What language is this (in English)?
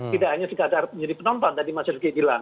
Indonesian